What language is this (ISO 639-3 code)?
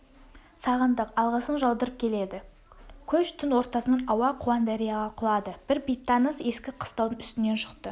kaz